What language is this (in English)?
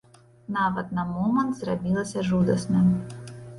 Belarusian